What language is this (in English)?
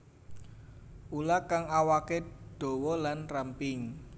Javanese